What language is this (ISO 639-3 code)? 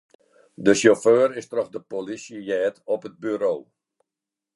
fry